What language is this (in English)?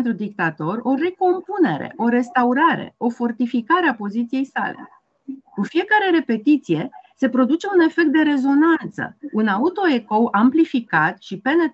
Romanian